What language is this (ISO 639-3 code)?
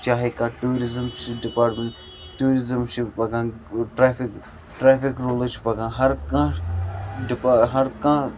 kas